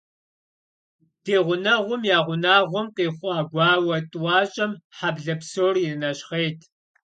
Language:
Kabardian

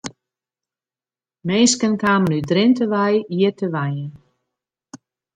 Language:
Western Frisian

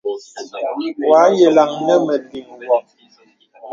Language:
Bebele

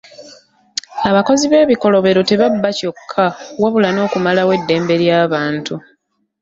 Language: Ganda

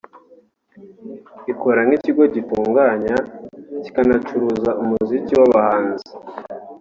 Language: Kinyarwanda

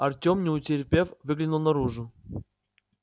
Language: Russian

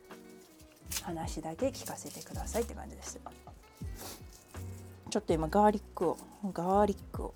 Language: Japanese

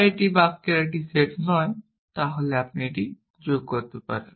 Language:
Bangla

